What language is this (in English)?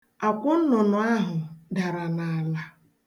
Igbo